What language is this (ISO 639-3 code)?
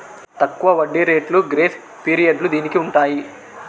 tel